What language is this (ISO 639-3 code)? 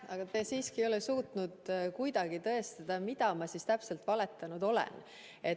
est